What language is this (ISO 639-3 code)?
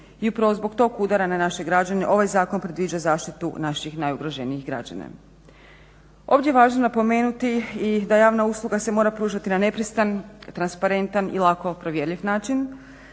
hrv